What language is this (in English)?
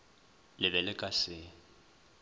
Northern Sotho